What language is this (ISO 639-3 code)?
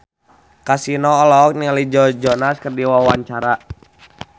sun